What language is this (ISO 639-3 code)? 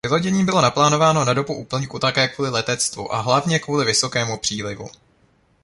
ces